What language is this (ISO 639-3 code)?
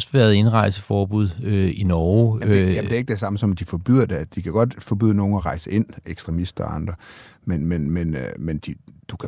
dan